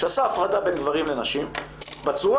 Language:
Hebrew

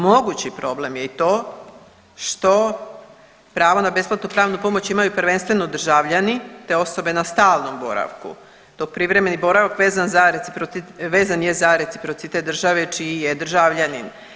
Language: Croatian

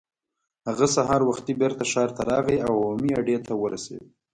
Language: Pashto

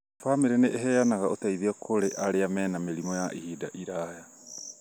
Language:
Kikuyu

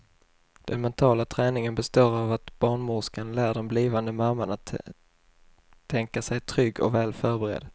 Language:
Swedish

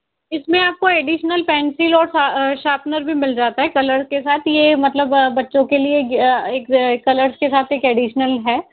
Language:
Hindi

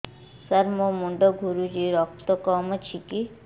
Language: Odia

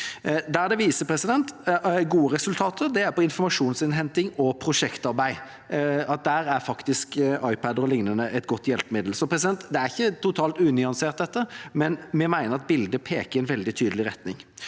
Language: Norwegian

